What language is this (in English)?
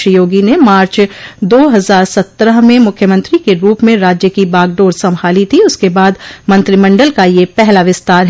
Hindi